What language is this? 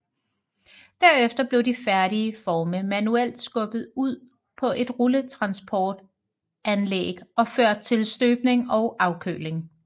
Danish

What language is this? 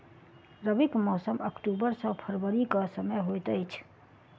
Maithili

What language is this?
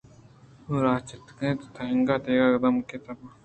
Eastern Balochi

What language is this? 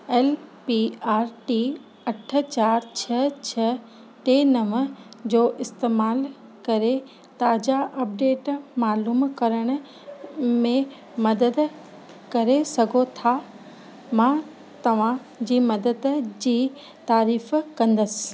Sindhi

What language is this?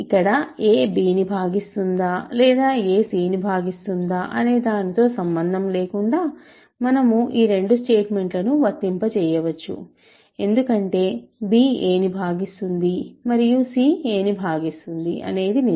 Telugu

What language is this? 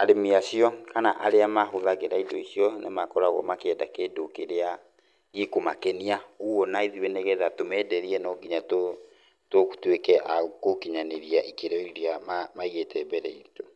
Kikuyu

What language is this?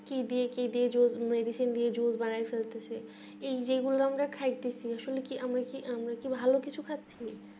Bangla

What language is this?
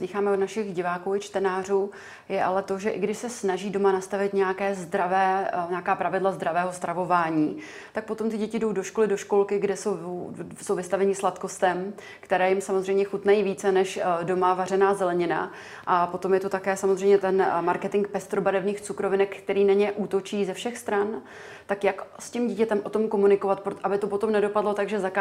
Czech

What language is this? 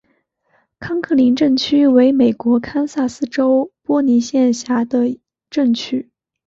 Chinese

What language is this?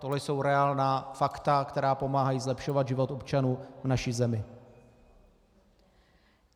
Czech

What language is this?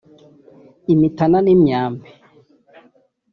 Kinyarwanda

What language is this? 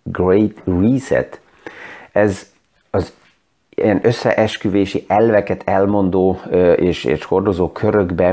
Hungarian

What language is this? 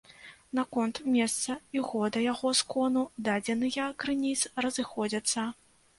Belarusian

